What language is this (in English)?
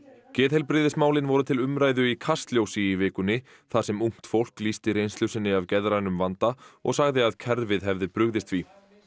Icelandic